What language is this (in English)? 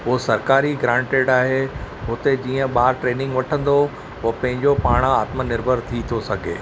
Sindhi